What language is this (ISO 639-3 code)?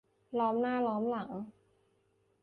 tha